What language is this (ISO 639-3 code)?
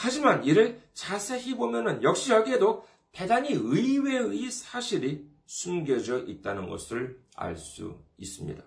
kor